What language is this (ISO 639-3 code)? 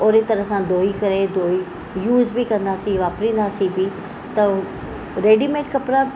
snd